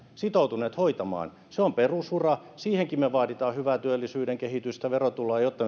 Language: Finnish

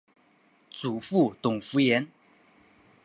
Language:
Chinese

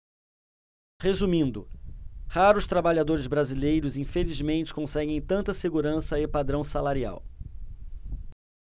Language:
Portuguese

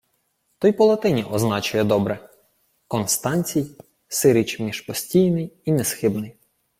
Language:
Ukrainian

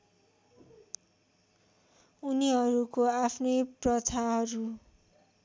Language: Nepali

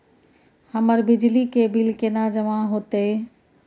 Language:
Maithili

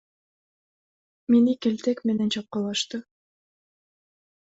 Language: Kyrgyz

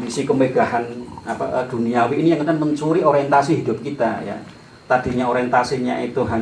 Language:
Indonesian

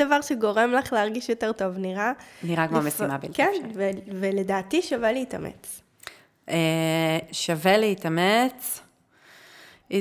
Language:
Hebrew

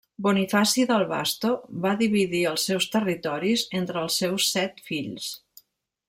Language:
Catalan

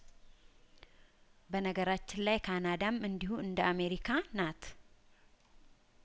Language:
Amharic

